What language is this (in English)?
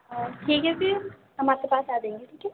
Urdu